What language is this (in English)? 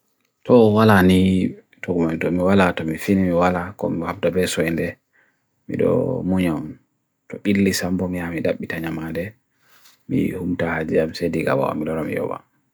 Bagirmi Fulfulde